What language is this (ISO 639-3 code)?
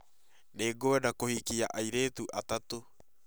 kik